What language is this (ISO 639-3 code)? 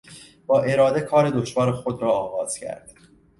fas